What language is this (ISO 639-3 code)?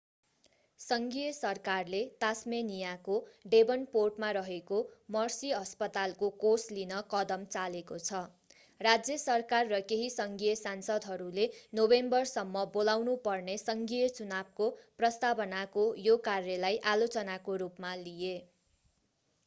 nep